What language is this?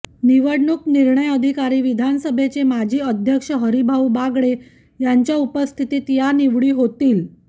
Marathi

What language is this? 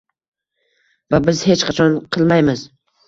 Uzbek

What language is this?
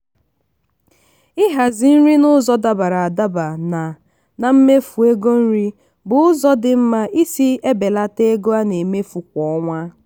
Igbo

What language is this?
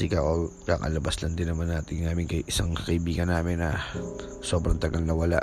Filipino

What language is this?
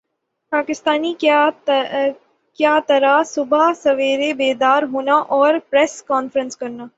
Urdu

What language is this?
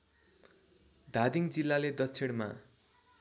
Nepali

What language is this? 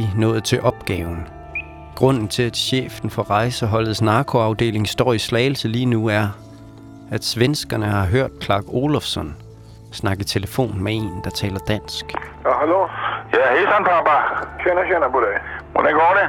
Danish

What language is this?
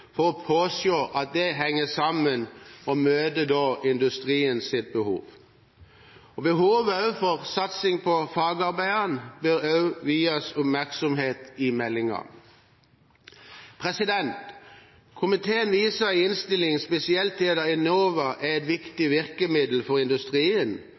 Norwegian Bokmål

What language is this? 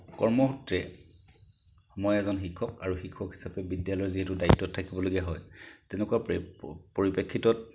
Assamese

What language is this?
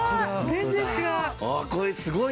Japanese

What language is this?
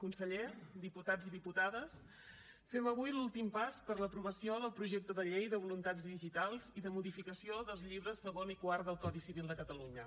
Catalan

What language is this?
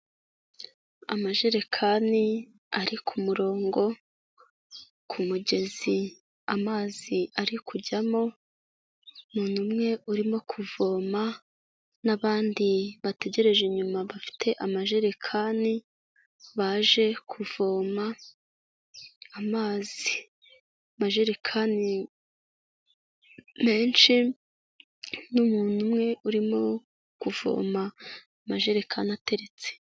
Kinyarwanda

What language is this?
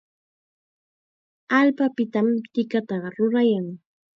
Chiquián Ancash Quechua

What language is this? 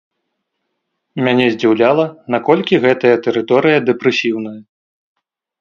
Belarusian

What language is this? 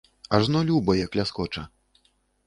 Belarusian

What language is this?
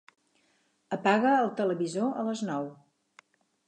Catalan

